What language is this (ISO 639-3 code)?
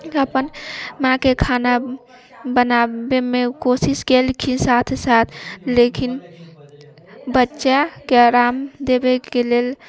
mai